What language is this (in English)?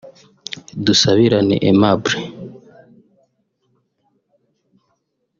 Kinyarwanda